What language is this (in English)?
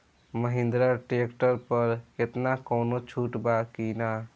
Bhojpuri